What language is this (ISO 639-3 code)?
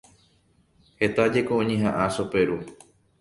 grn